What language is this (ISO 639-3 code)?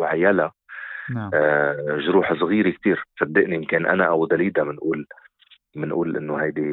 ara